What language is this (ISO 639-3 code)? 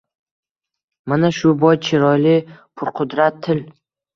uzb